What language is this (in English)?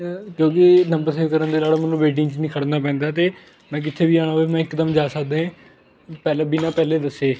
Punjabi